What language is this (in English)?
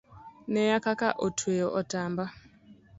Luo (Kenya and Tanzania)